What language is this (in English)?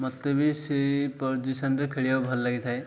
Odia